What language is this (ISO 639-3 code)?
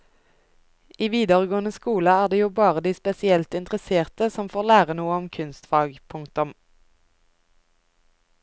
nor